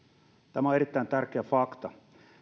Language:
Finnish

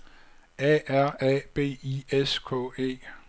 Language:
Danish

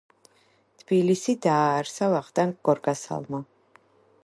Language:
Georgian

